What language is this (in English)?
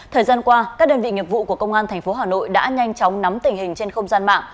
Vietnamese